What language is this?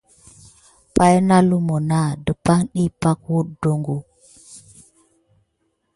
Gidar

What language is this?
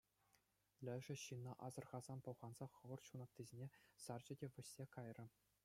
Chuvash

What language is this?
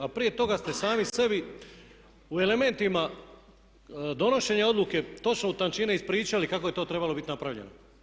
Croatian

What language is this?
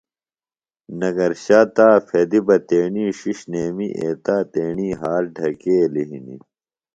Phalura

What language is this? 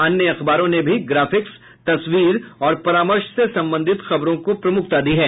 Hindi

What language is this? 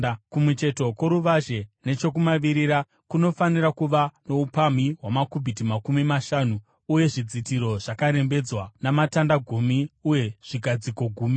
Shona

